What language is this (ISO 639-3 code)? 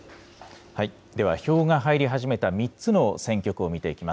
jpn